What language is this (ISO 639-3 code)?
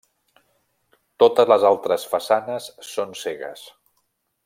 cat